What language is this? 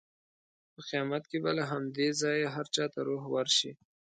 Pashto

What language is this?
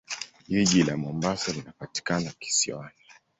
Swahili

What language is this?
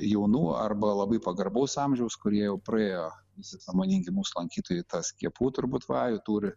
Lithuanian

